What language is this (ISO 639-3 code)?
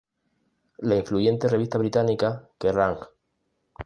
spa